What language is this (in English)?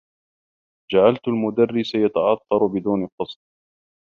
Arabic